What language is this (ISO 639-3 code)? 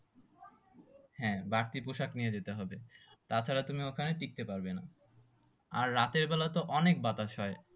ben